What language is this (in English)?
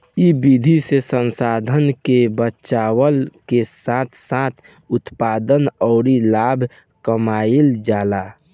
Bhojpuri